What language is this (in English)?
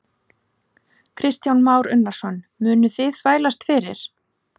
Icelandic